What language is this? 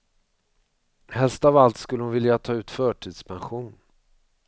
Swedish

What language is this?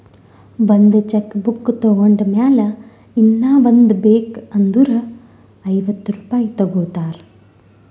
Kannada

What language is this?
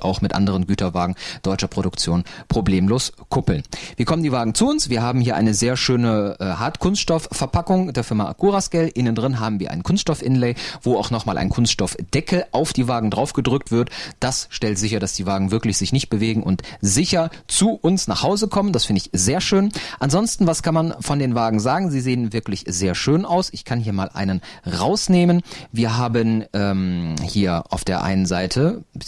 German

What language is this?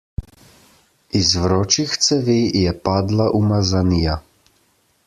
Slovenian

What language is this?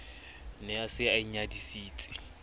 Southern Sotho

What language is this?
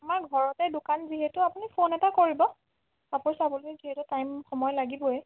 Assamese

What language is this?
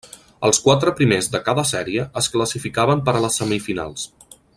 Catalan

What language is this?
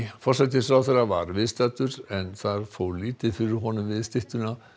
Icelandic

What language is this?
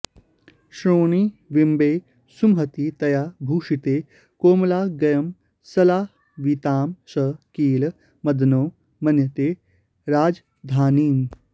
Sanskrit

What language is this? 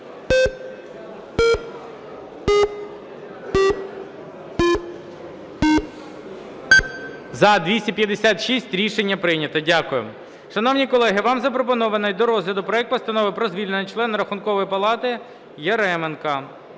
Ukrainian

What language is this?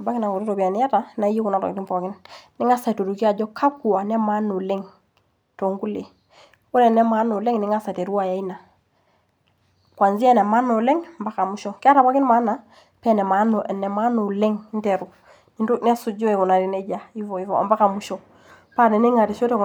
Masai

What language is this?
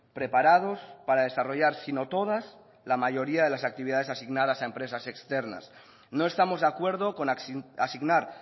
Spanish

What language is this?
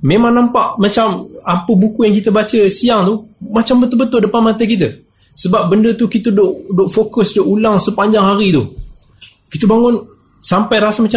Malay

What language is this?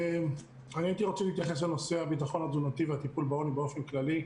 Hebrew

